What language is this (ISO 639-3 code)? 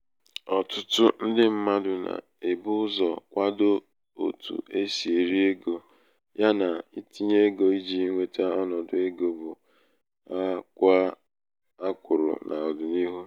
ibo